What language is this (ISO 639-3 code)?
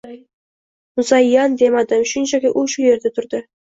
uzb